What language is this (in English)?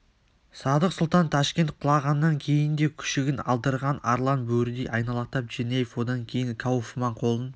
Kazakh